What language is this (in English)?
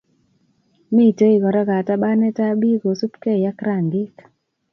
Kalenjin